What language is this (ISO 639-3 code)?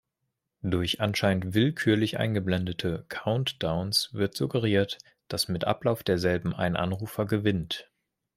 deu